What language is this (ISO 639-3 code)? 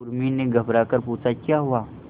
hin